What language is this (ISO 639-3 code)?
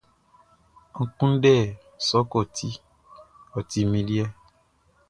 bci